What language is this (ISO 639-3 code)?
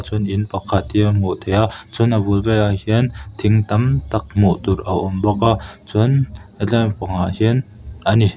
lus